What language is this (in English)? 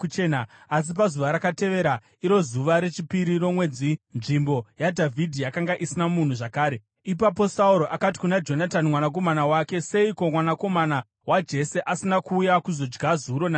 Shona